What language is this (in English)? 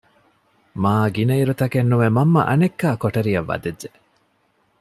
Divehi